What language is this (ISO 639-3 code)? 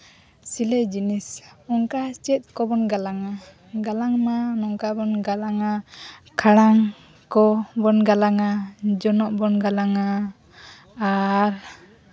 sat